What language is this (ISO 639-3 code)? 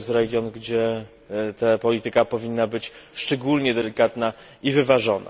pol